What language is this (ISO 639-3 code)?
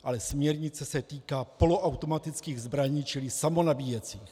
ces